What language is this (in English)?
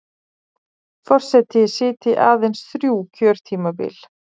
Icelandic